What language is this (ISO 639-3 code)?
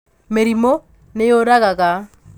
kik